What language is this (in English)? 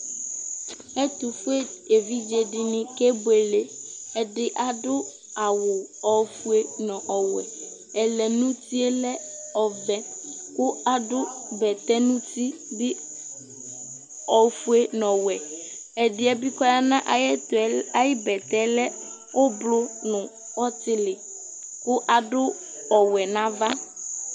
Ikposo